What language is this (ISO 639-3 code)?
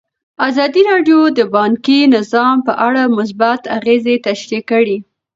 pus